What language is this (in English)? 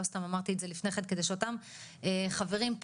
Hebrew